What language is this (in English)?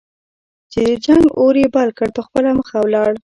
Pashto